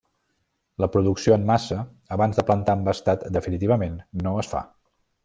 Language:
Catalan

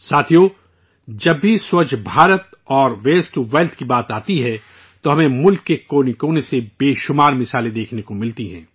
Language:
Urdu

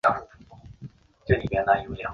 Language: Chinese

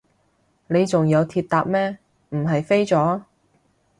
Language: Cantonese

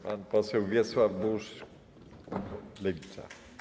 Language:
Polish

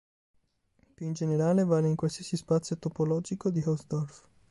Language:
Italian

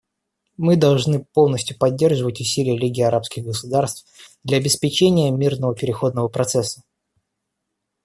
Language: Russian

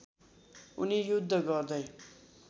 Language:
Nepali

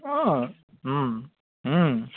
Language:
Assamese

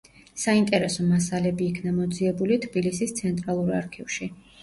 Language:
Georgian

